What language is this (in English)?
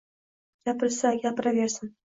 Uzbek